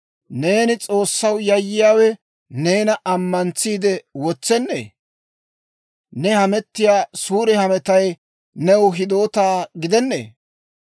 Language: Dawro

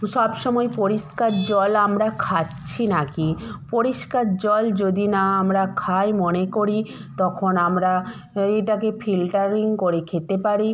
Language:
Bangla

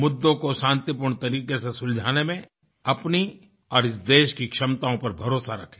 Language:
Hindi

